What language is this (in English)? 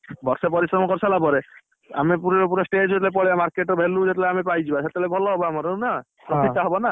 Odia